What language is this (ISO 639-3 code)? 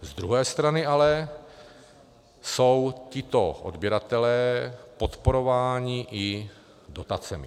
ces